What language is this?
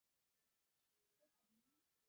Chinese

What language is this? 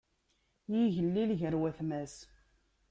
Kabyle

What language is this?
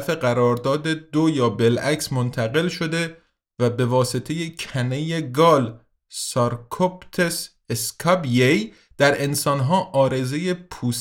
Persian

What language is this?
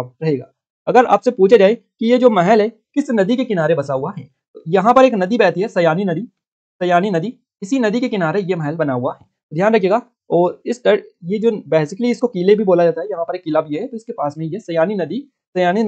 Hindi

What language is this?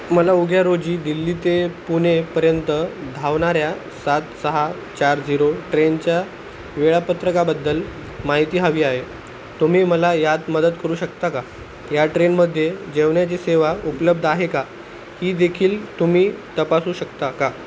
Marathi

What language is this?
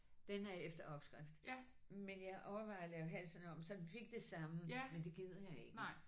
Danish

